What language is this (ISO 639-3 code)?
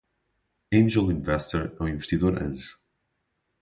por